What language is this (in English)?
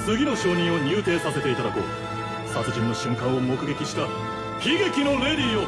Japanese